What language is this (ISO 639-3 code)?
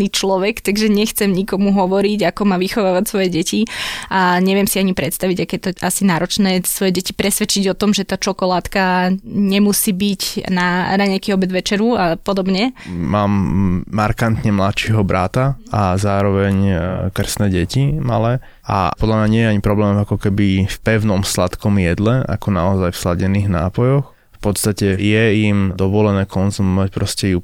slk